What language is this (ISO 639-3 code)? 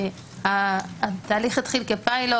heb